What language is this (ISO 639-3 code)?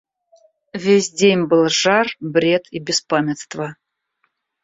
rus